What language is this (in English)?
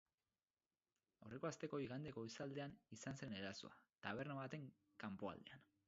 Basque